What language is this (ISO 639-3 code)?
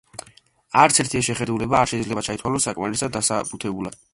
kat